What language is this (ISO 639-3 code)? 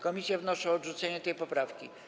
pol